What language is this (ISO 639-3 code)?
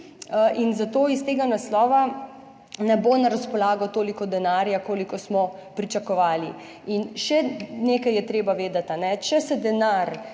slv